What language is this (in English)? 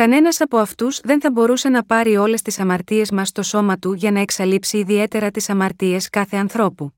Greek